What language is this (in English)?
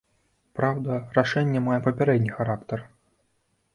Belarusian